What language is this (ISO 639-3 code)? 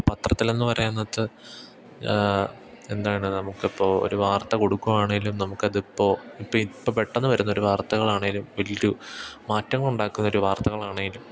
mal